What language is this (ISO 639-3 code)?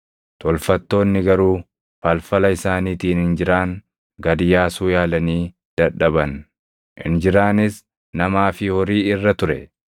orm